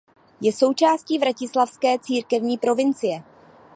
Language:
Czech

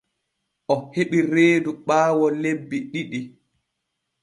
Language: Borgu Fulfulde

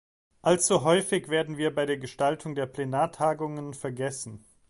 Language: German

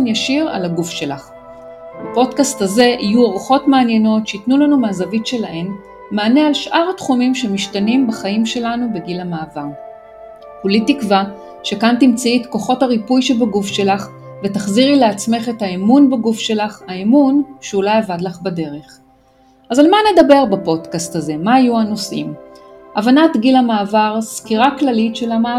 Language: Hebrew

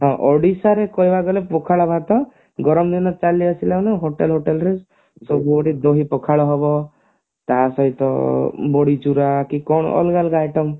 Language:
Odia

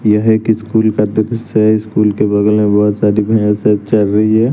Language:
Hindi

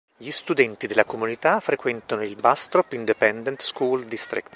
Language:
Italian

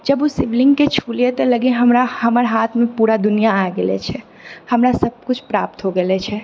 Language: Maithili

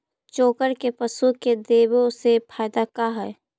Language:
Magahi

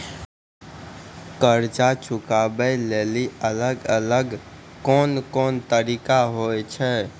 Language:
Maithili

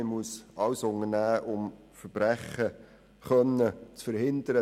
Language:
Swiss German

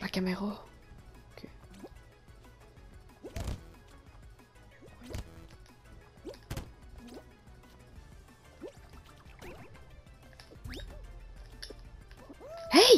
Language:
French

